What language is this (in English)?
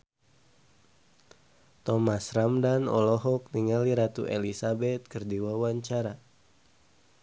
Sundanese